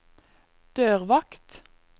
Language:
Norwegian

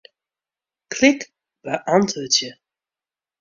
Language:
Western Frisian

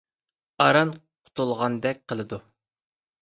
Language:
Uyghur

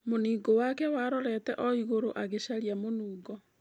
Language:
Kikuyu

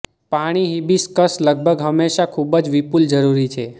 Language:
Gujarati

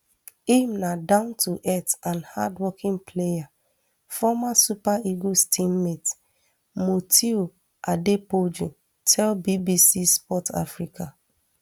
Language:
Nigerian Pidgin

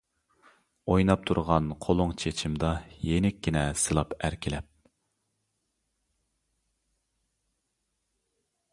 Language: Uyghur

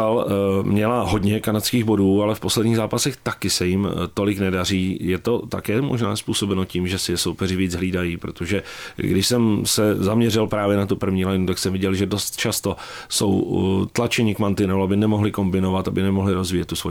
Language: Czech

